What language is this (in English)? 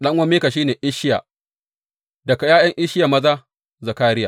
Hausa